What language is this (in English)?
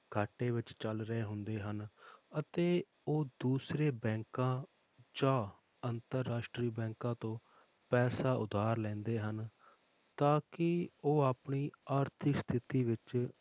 Punjabi